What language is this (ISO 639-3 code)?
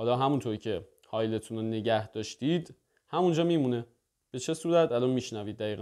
fas